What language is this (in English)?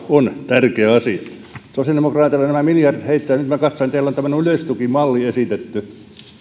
Finnish